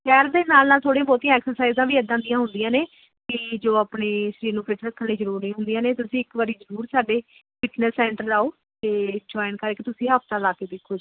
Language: Punjabi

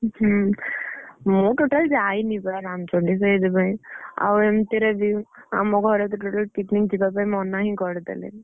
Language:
Odia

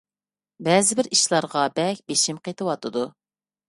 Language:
Uyghur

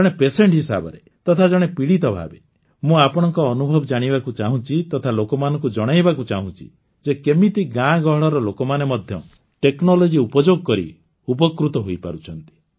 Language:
Odia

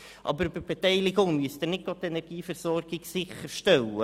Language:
Swiss German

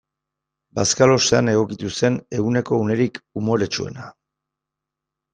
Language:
Basque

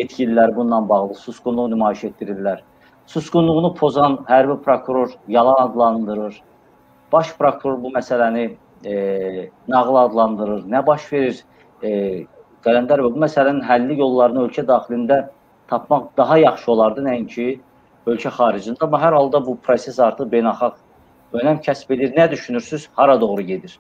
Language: Turkish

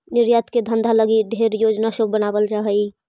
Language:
Magahi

